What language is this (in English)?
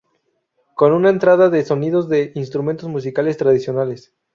Spanish